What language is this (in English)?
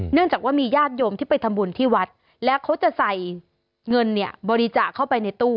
Thai